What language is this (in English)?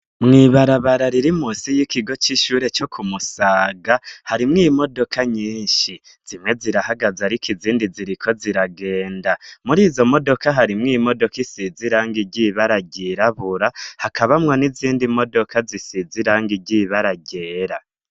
Rundi